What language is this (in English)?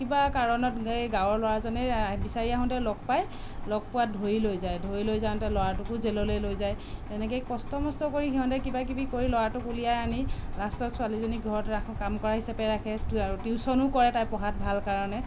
Assamese